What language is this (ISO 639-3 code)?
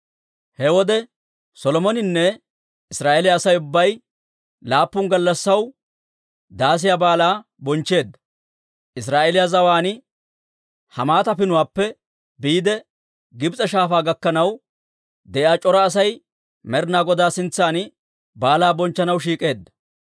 dwr